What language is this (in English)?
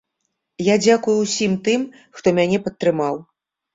Belarusian